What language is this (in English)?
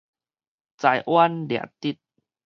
Min Nan Chinese